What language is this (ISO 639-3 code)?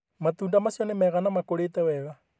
kik